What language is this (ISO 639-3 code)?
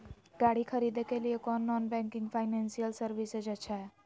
mag